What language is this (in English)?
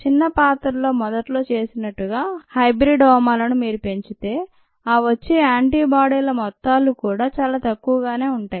Telugu